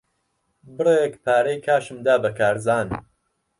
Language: Central Kurdish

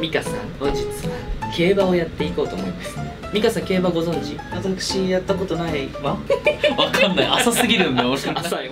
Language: Japanese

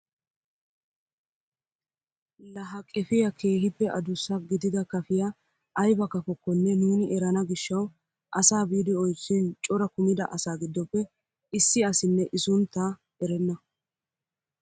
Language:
Wolaytta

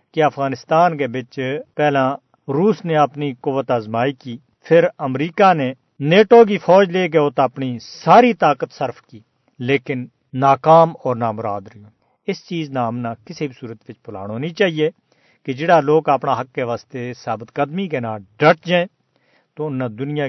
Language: Urdu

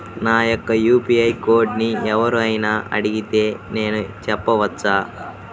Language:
Telugu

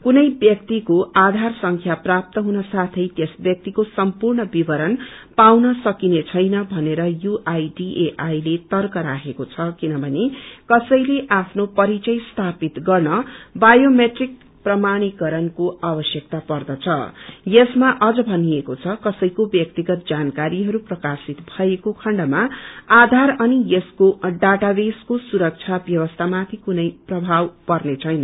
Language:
Nepali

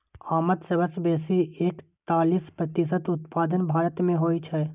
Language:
Maithili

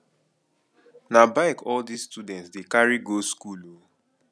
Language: Nigerian Pidgin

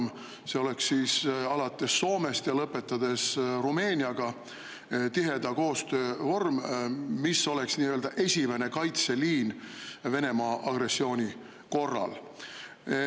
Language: Estonian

